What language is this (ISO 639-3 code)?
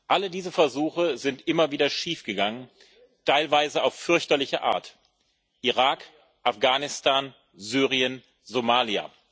deu